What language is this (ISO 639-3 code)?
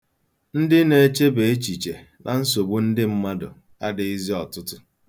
ibo